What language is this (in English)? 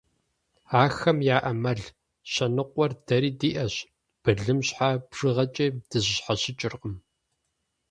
Kabardian